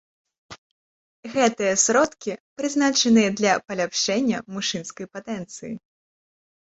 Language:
Belarusian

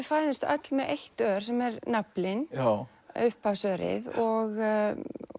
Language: Icelandic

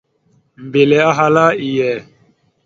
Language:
Mada (Cameroon)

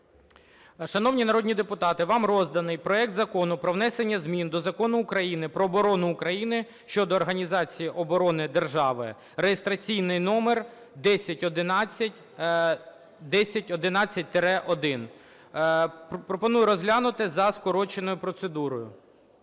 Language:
Ukrainian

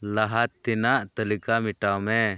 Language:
Santali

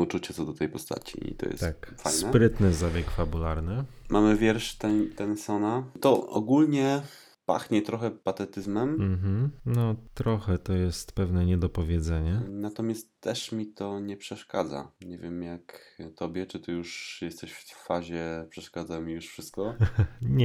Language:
Polish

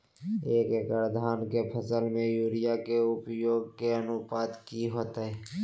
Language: Magahi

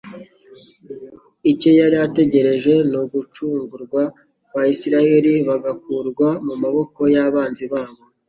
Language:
Kinyarwanda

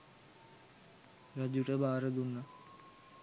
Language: Sinhala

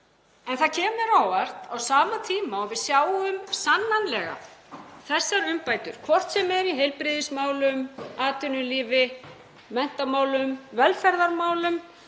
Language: Icelandic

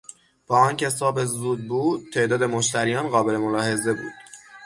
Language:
Persian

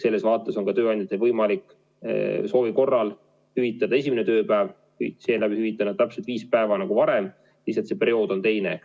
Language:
Estonian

